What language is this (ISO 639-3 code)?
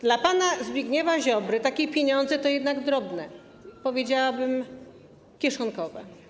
pol